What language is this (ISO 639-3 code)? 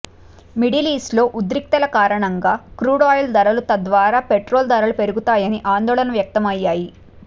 tel